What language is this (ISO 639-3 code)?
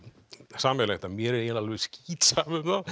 isl